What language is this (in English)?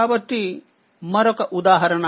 Telugu